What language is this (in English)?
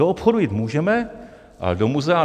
Czech